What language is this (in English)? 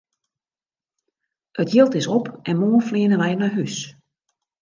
Western Frisian